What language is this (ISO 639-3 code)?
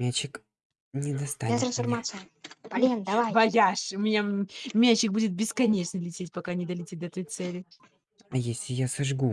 rus